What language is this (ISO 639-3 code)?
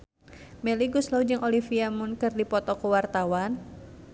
sun